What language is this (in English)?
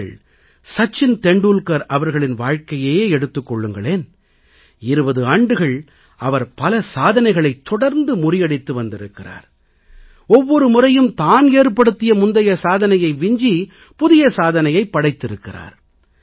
Tamil